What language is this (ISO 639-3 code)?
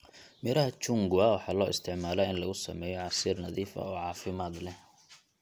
som